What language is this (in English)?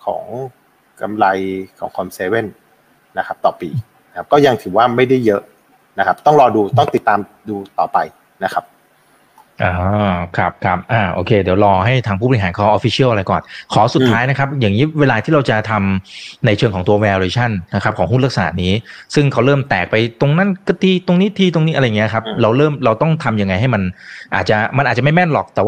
Thai